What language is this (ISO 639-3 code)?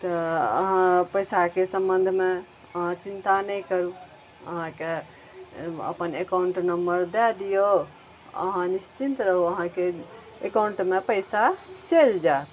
mai